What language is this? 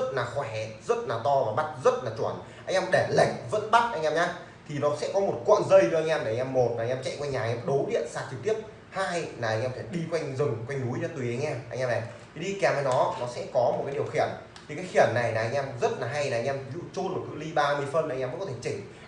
Vietnamese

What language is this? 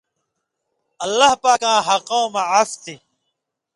Indus Kohistani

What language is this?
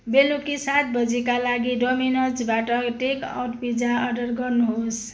Nepali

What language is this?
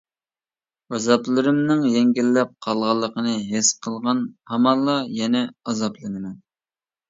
Uyghur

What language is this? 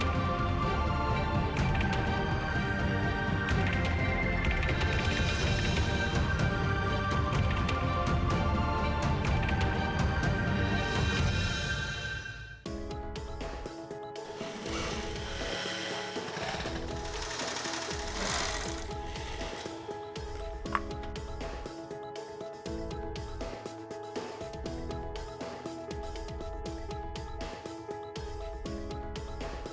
Indonesian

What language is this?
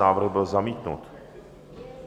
Czech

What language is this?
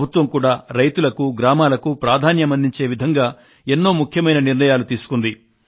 Telugu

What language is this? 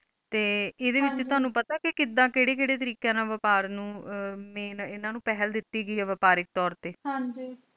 Punjabi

